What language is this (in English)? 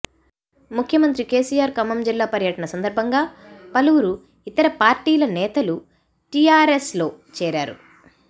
Telugu